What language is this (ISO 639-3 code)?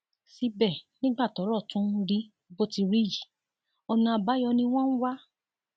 yor